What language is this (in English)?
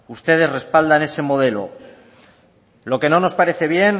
Spanish